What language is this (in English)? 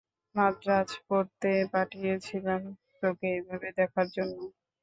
Bangla